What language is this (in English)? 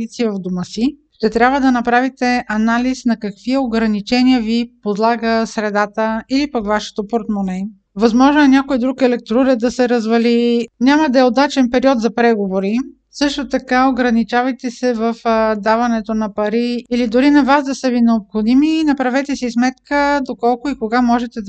Bulgarian